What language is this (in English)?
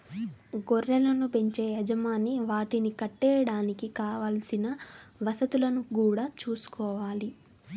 Telugu